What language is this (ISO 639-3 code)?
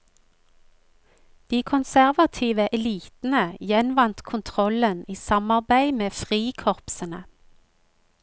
nor